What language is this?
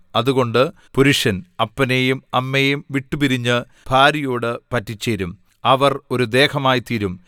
Malayalam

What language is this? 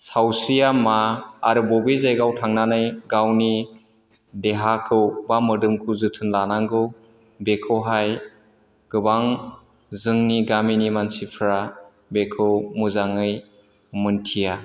Bodo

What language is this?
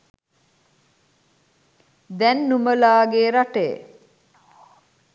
Sinhala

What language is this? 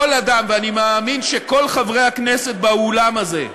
Hebrew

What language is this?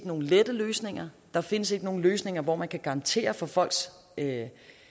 Danish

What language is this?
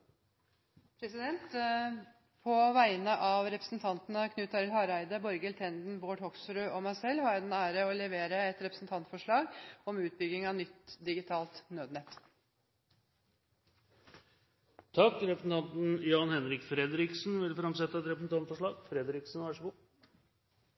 Norwegian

